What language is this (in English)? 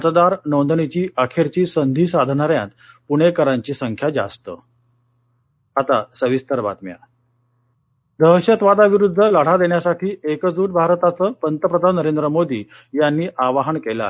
Marathi